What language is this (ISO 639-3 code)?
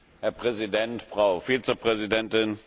deu